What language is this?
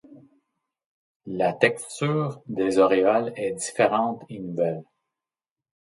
French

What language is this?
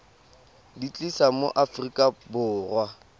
Tswana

